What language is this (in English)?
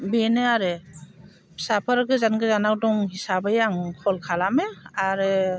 Bodo